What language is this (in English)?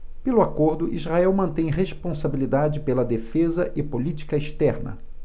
Portuguese